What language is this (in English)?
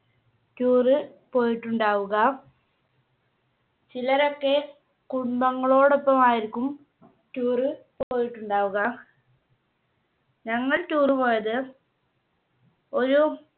Malayalam